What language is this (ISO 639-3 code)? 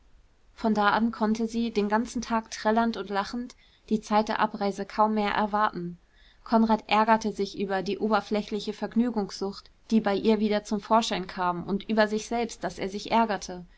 deu